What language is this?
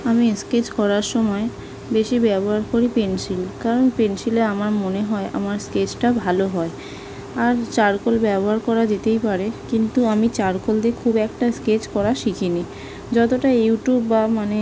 Bangla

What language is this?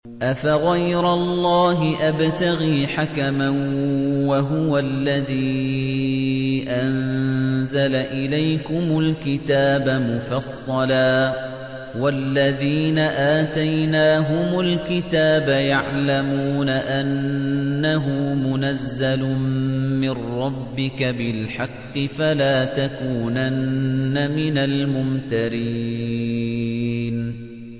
Arabic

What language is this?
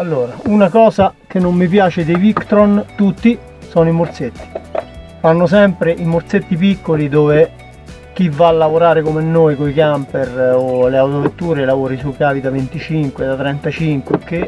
Italian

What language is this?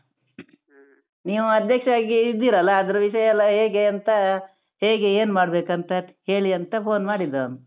Kannada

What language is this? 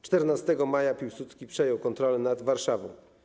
Polish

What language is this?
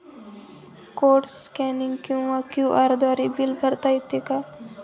Marathi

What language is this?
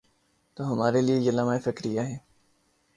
Urdu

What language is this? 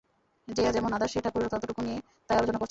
Bangla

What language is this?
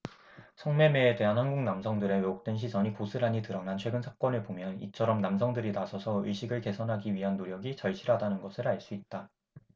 Korean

